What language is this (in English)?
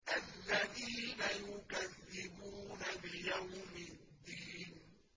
Arabic